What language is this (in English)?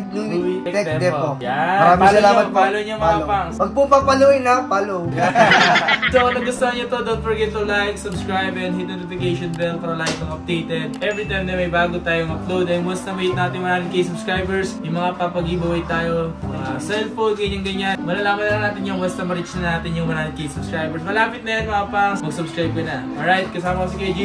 Filipino